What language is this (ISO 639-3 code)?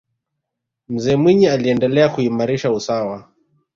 swa